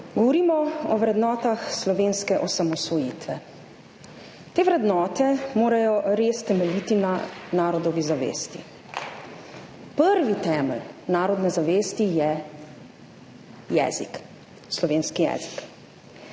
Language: Slovenian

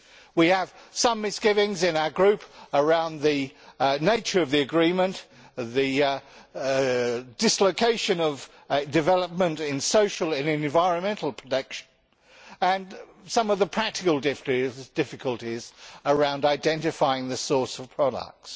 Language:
English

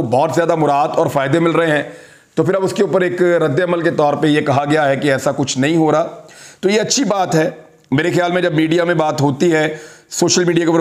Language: Hindi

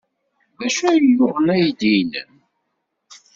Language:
Kabyle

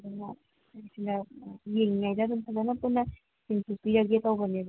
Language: Manipuri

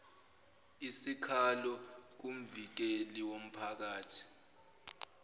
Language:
Zulu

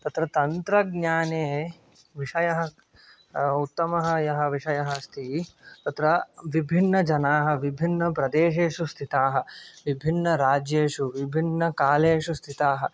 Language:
Sanskrit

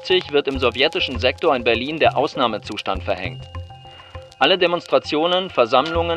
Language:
German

